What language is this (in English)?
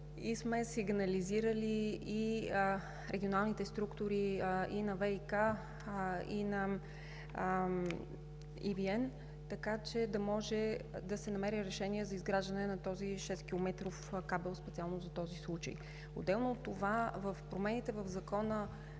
Bulgarian